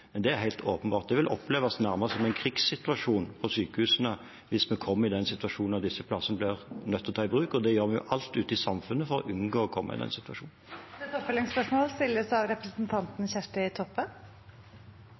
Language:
Norwegian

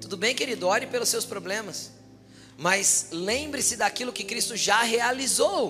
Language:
Portuguese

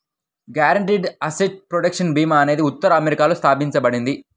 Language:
Telugu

